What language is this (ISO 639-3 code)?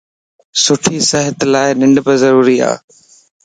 lss